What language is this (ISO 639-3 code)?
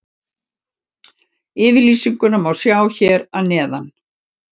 isl